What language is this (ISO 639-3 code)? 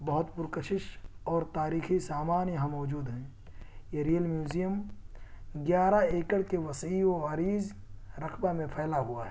urd